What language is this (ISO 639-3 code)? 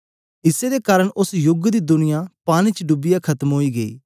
doi